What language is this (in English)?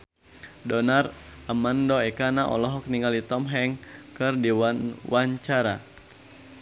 Sundanese